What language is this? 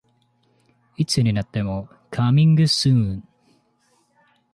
Japanese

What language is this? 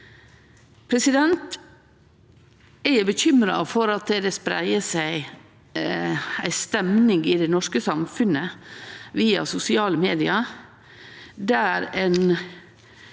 Norwegian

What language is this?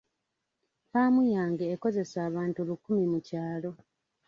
Ganda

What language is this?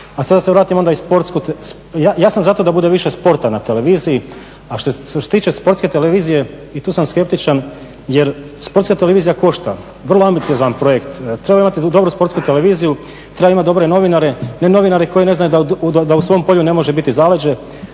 Croatian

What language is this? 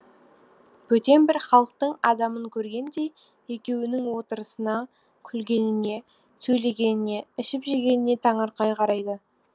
Kazakh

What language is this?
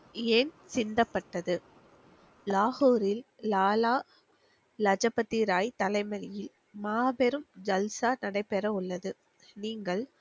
Tamil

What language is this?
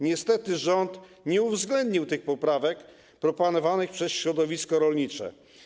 Polish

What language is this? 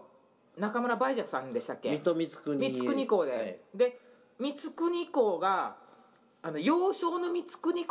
Japanese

